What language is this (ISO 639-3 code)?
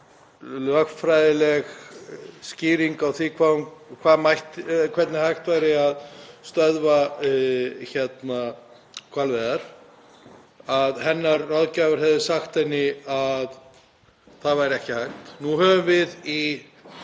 isl